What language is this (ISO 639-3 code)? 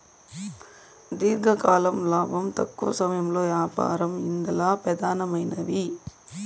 tel